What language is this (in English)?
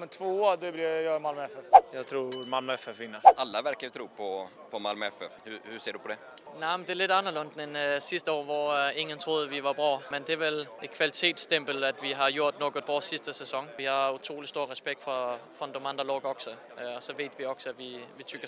Swedish